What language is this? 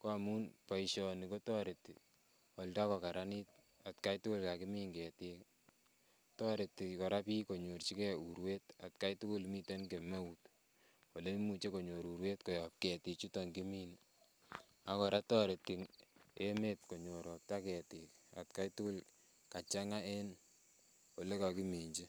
Kalenjin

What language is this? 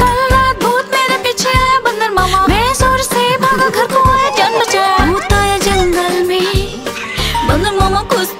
Hindi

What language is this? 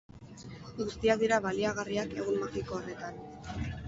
Basque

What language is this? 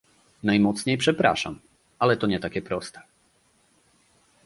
Polish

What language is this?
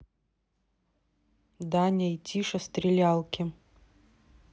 Russian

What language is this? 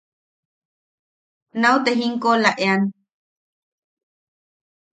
Yaqui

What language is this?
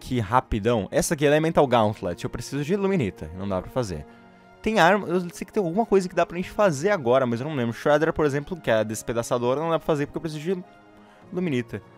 Portuguese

